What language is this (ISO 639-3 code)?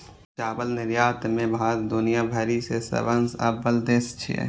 mai